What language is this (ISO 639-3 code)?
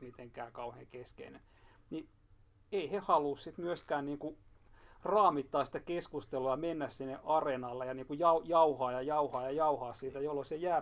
fin